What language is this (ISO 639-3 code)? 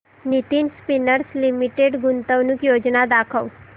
mar